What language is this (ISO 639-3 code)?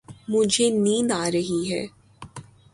urd